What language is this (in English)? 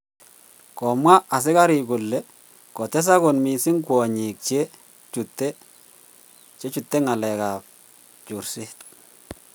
Kalenjin